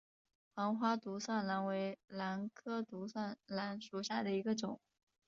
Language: Chinese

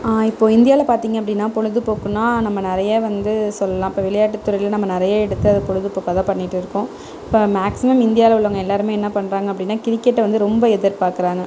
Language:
Tamil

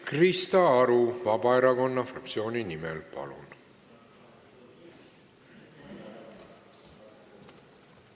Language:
Estonian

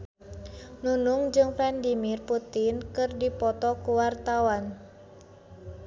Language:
Sundanese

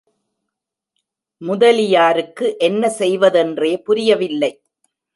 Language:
Tamil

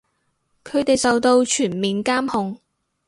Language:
Cantonese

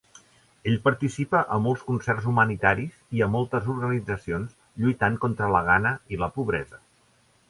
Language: Catalan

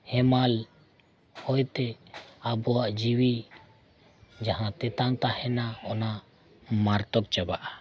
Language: Santali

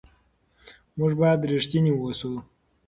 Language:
Pashto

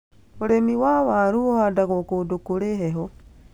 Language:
Kikuyu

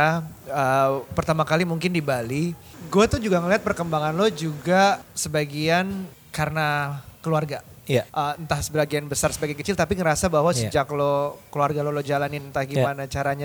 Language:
Indonesian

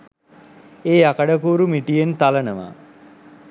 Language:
Sinhala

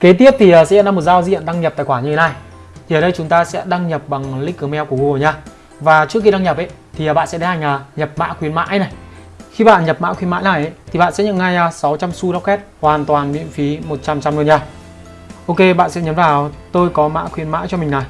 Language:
Vietnamese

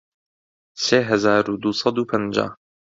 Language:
Central Kurdish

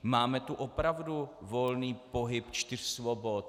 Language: Czech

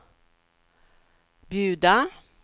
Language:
Swedish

